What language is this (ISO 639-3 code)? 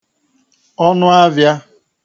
ibo